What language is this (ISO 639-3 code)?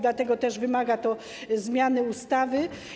pol